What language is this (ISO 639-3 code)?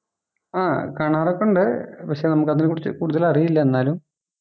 mal